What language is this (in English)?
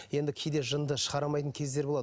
Kazakh